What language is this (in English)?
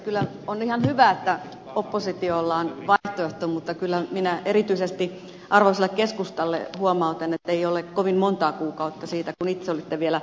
Finnish